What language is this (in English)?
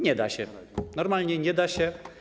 Polish